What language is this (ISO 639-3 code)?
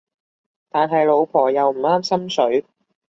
yue